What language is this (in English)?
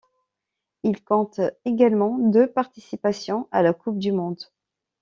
French